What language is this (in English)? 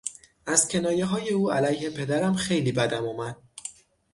Persian